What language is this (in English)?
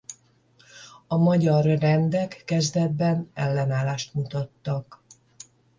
Hungarian